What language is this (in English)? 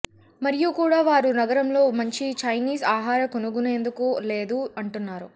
Telugu